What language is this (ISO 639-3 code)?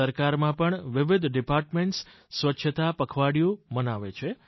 guj